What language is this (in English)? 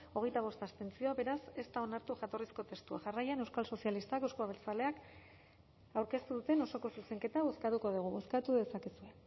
Basque